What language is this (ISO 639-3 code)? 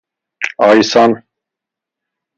fas